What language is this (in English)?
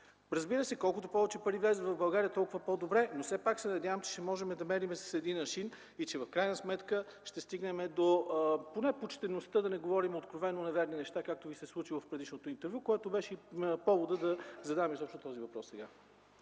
Bulgarian